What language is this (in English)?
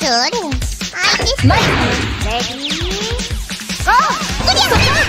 Japanese